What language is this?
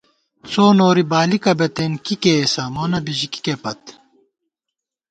Gawar-Bati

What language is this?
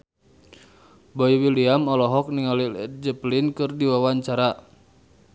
Sundanese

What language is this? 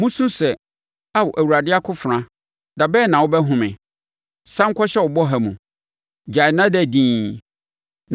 Akan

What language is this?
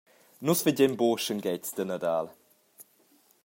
Romansh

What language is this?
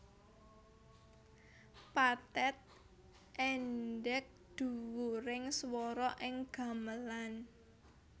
Javanese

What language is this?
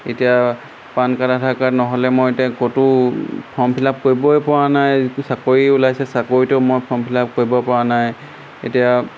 Assamese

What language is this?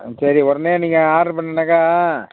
Tamil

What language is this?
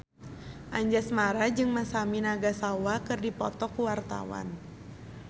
Sundanese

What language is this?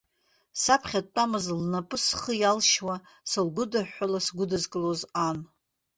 Abkhazian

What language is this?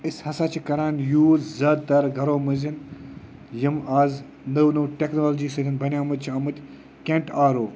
Kashmiri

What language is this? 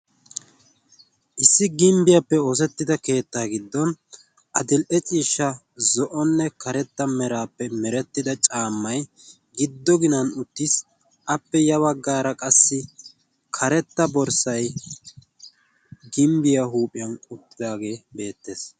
Wolaytta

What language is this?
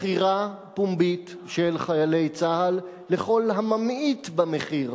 Hebrew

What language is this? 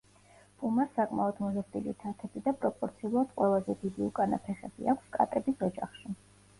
Georgian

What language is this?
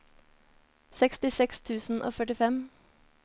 Norwegian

